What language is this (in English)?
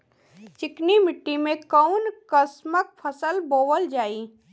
Bhojpuri